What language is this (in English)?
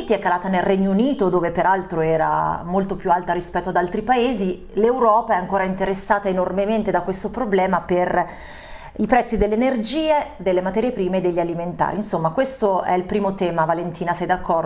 Italian